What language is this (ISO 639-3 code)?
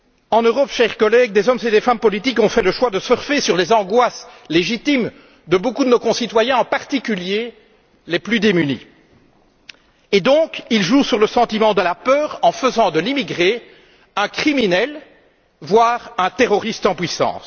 fra